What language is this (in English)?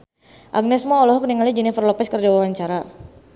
Sundanese